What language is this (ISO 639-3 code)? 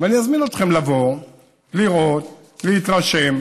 heb